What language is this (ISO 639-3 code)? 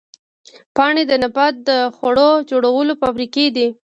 pus